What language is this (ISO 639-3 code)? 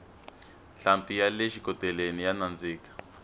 tso